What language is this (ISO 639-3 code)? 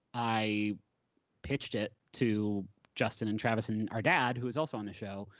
eng